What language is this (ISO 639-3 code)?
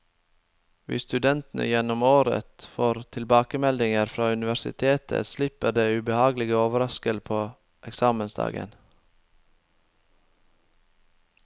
nor